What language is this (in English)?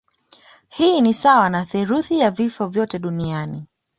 Swahili